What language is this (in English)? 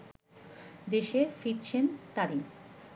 Bangla